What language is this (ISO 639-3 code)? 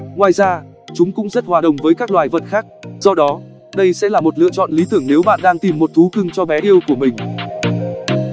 vie